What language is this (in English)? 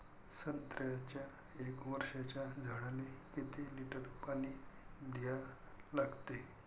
Marathi